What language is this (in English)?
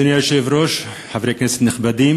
Hebrew